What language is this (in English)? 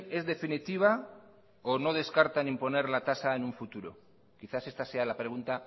Spanish